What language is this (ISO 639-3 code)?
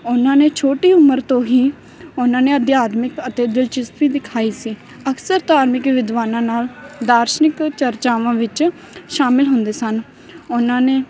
pan